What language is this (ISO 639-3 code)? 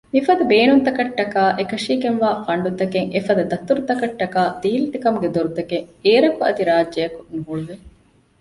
div